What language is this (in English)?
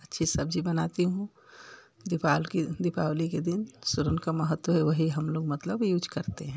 Hindi